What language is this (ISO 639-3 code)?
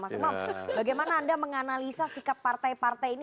ind